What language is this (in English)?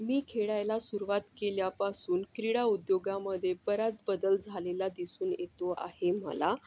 Marathi